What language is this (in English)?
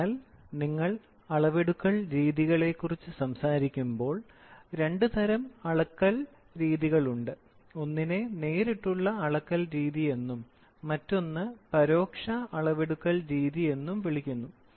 Malayalam